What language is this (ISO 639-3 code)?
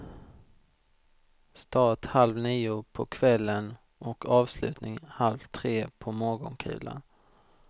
swe